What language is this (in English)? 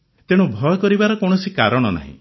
Odia